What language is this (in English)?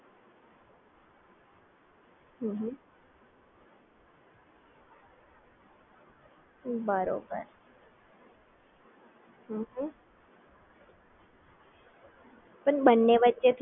Gujarati